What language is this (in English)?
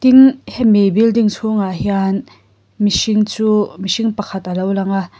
Mizo